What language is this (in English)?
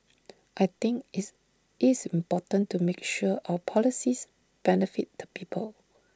English